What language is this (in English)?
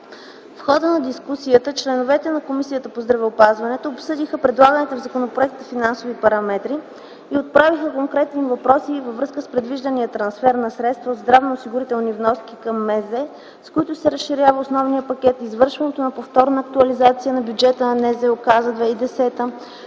Bulgarian